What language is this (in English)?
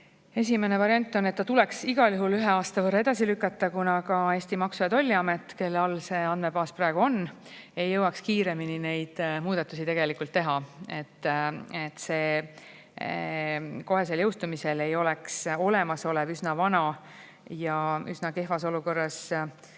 Estonian